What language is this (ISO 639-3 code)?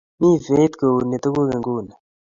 kln